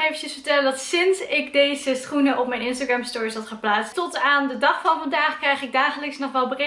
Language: Dutch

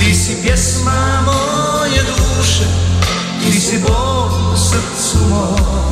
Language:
Croatian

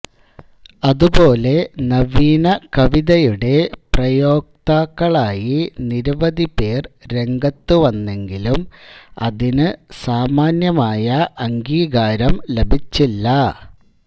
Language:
Malayalam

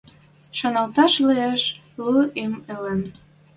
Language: Western Mari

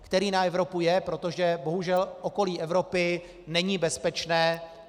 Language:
Czech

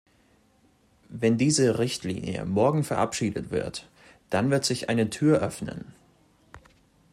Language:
German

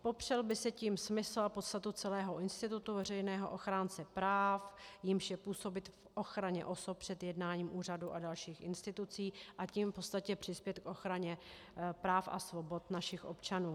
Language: Czech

